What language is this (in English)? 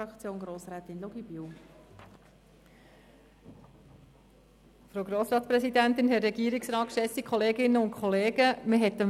Swiss German